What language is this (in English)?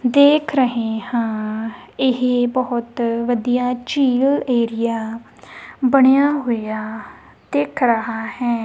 Punjabi